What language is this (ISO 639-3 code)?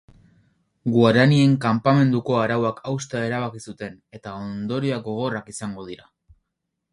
eus